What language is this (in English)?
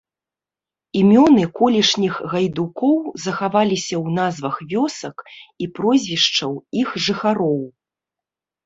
Belarusian